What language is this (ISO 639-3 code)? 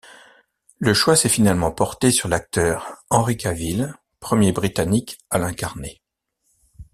fra